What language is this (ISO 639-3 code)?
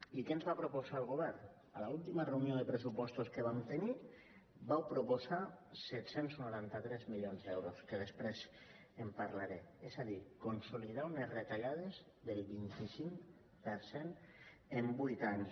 cat